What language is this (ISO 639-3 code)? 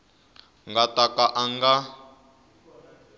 tso